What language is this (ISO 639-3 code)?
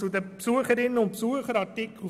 gsw